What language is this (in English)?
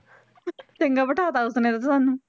Punjabi